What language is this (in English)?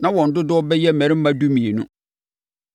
Akan